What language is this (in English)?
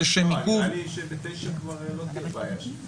Hebrew